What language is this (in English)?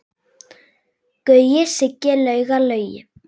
Icelandic